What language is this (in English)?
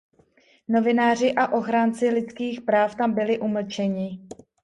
Czech